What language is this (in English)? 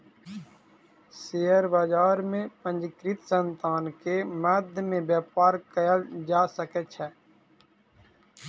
Maithili